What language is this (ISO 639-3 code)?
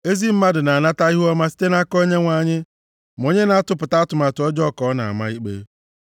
ibo